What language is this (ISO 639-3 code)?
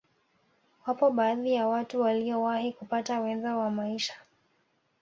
swa